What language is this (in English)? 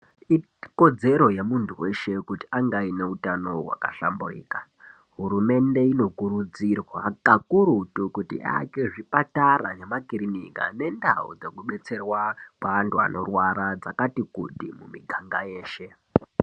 Ndau